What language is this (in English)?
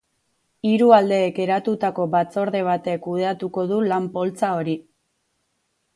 Basque